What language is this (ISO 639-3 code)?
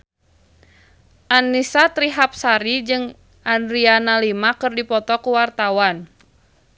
sun